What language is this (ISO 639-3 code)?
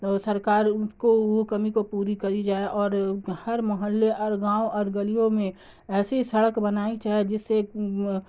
urd